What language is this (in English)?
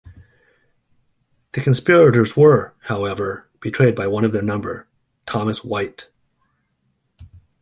English